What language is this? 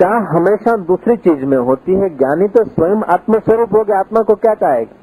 Hindi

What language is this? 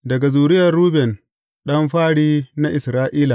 Hausa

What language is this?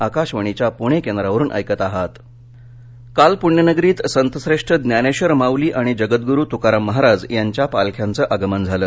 Marathi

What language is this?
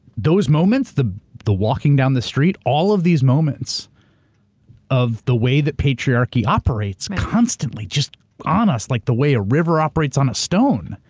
English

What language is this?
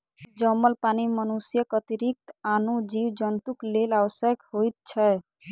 Maithili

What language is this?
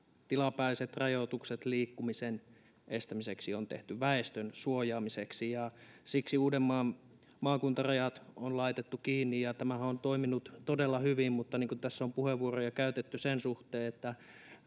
Finnish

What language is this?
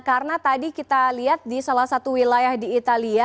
Indonesian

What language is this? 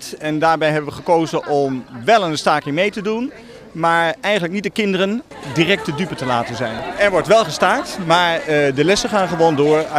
Dutch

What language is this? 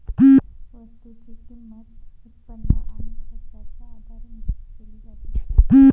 Marathi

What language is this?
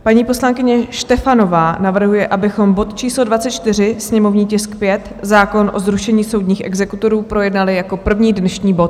Czech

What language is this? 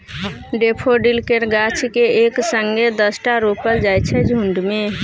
Maithili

